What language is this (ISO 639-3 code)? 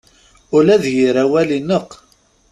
kab